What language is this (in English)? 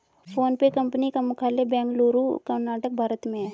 Hindi